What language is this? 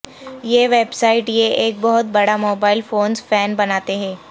Urdu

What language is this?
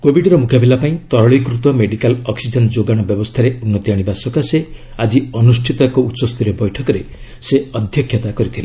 Odia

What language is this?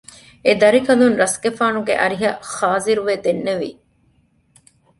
Divehi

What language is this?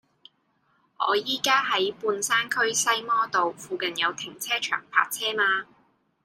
Cantonese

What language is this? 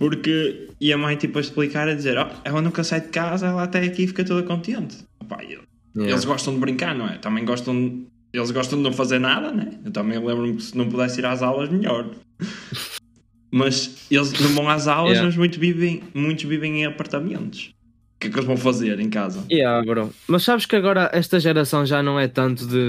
Portuguese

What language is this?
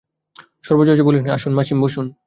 Bangla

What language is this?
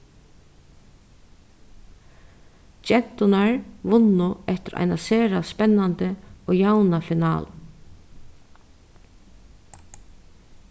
Faroese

